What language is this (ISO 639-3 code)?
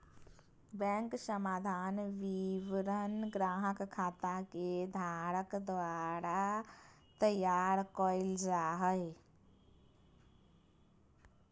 mag